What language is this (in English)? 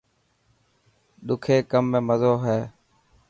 Dhatki